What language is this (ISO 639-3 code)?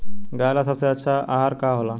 bho